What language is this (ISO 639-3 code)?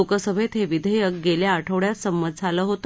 mar